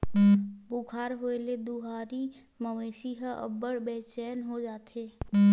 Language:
Chhattisgarhi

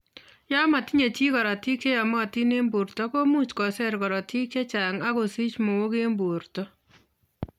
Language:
Kalenjin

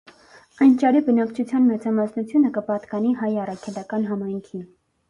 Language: Armenian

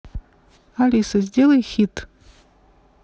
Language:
Russian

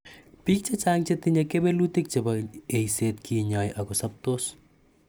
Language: Kalenjin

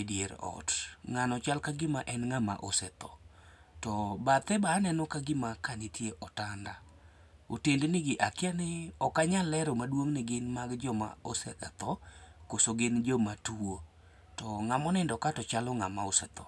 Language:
Luo (Kenya and Tanzania)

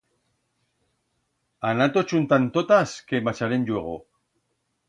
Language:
Aragonese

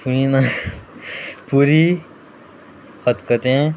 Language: Konkani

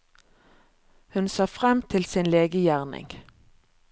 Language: Norwegian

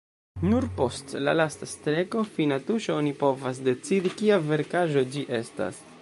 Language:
Esperanto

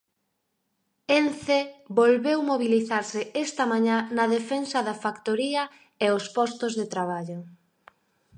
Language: Galician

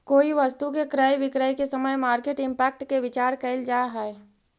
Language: Magahi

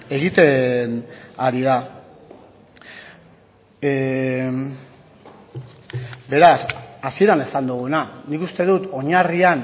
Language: Basque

